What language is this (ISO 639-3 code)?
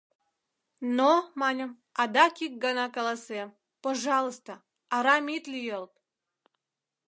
chm